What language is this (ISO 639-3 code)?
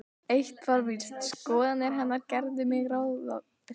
isl